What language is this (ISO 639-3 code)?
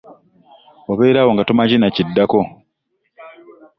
lug